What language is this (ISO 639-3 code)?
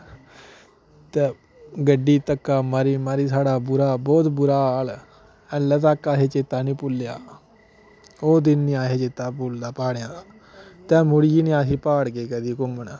doi